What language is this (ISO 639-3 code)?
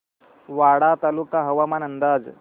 mar